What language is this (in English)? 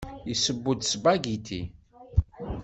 Kabyle